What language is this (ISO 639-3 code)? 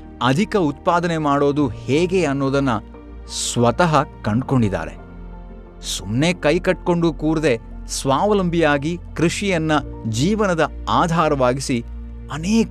kan